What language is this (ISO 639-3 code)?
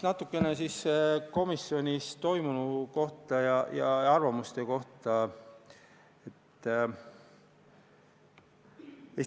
est